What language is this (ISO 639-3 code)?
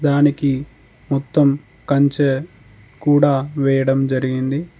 tel